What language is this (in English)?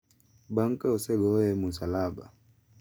Luo (Kenya and Tanzania)